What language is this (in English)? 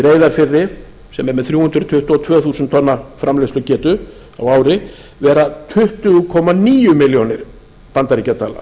Icelandic